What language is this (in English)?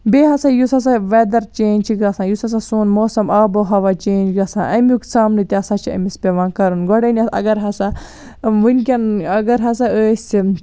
Kashmiri